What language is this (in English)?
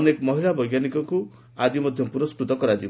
Odia